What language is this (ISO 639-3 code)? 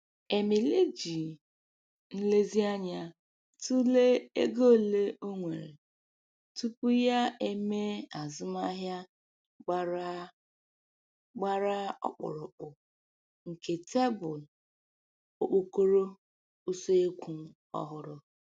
ibo